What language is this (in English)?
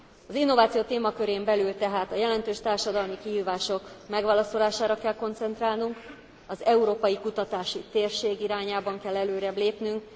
Hungarian